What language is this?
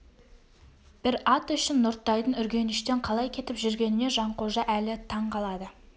Kazakh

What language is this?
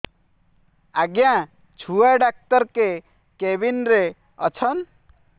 Odia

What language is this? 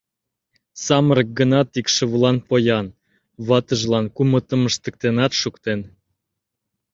Mari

